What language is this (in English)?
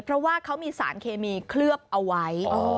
Thai